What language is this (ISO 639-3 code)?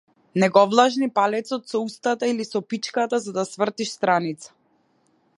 mkd